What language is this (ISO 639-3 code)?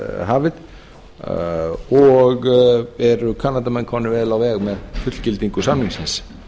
isl